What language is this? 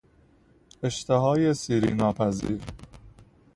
Persian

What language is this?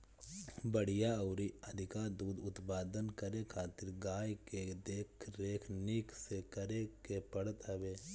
Bhojpuri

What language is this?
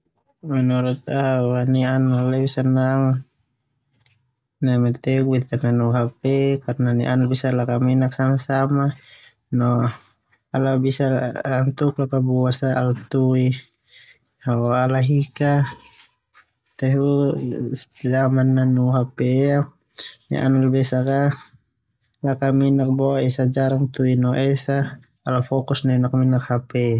Termanu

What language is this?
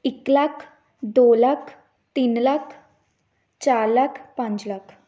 Punjabi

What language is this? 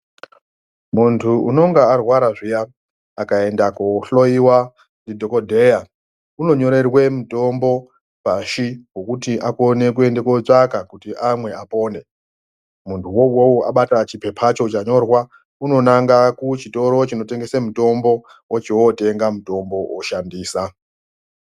Ndau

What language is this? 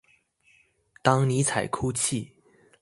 Chinese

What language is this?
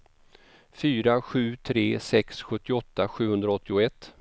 Swedish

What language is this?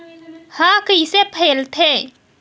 Chhattisgarhi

